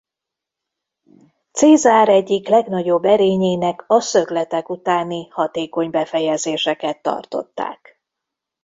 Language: Hungarian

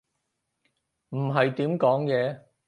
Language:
Cantonese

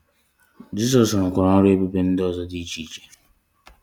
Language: Igbo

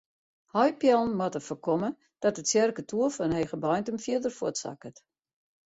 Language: Western Frisian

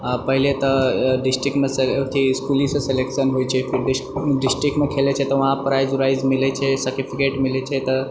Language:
Maithili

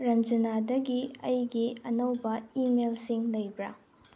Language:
Manipuri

